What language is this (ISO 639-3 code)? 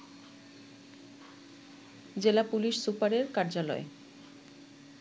ben